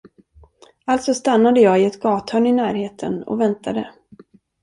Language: Swedish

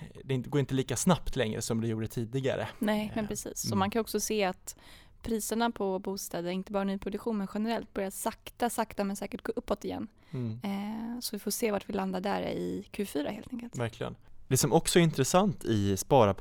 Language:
Swedish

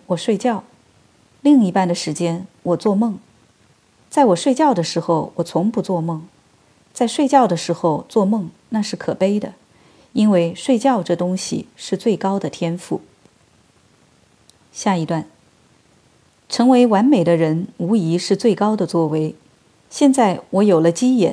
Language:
Chinese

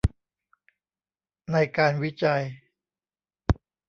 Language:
Thai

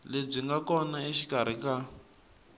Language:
Tsonga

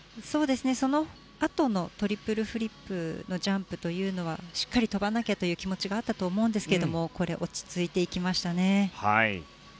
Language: Japanese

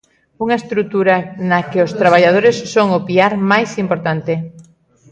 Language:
Galician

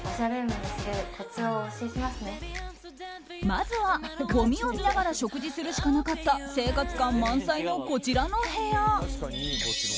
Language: Japanese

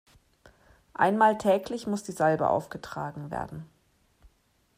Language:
German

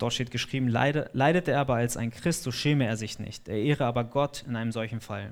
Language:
German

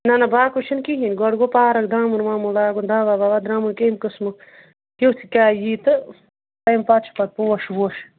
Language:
Kashmiri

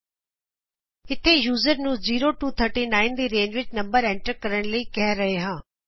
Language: Punjabi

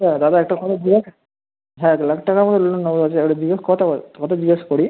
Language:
Bangla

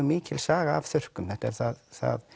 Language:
Icelandic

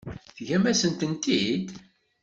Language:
Kabyle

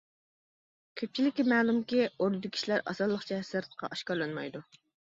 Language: Uyghur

